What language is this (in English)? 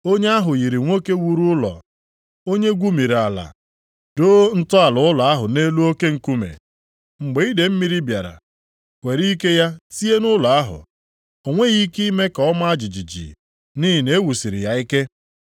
Igbo